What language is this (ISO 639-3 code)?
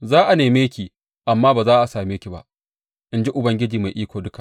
hau